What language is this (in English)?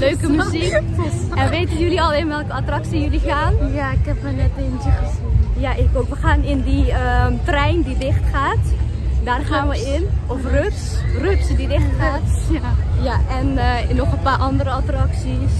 Dutch